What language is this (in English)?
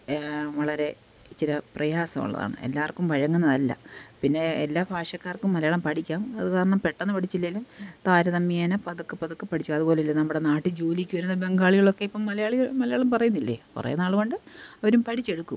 Malayalam